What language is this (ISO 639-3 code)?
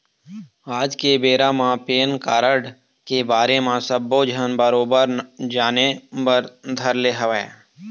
hne